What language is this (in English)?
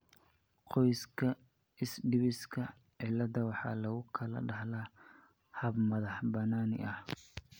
Somali